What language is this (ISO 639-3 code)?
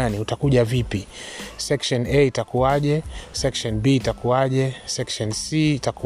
swa